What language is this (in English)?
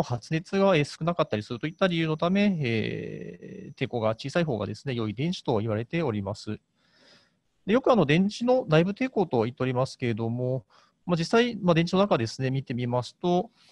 Japanese